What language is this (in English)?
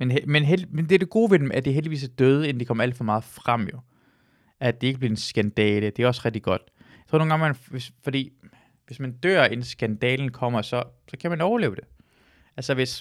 Danish